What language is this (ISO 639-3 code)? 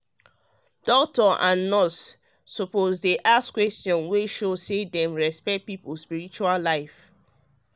pcm